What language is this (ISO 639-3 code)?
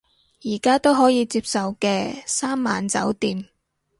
yue